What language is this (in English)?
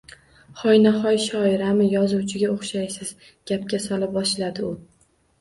Uzbek